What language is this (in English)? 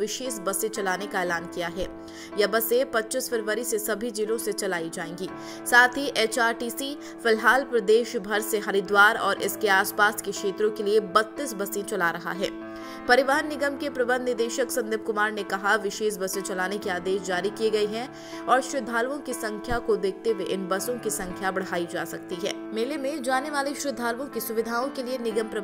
Hindi